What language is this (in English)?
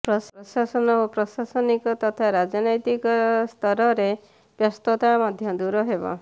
Odia